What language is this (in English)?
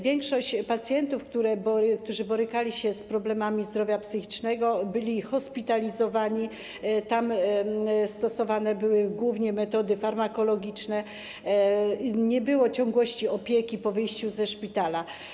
Polish